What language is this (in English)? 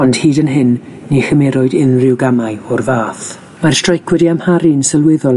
Welsh